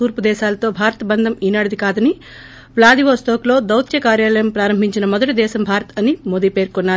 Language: Telugu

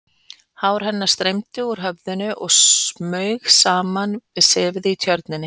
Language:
Icelandic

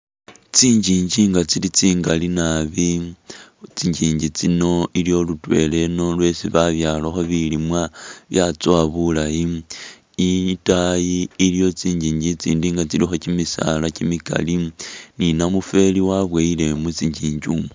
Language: Masaaba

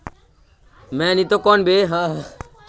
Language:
Magahi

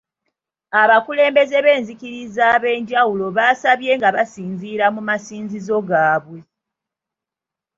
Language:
Ganda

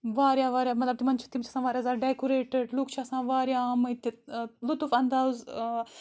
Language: Kashmiri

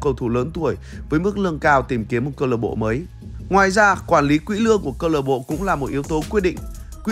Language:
Vietnamese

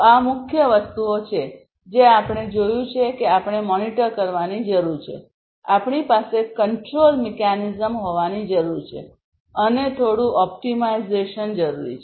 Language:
Gujarati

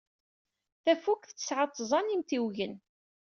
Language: Kabyle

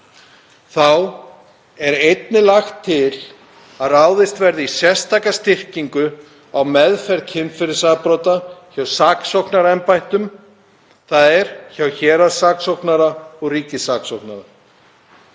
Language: Icelandic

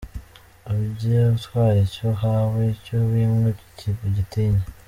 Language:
Kinyarwanda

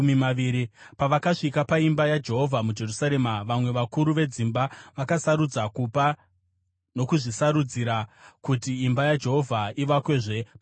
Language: Shona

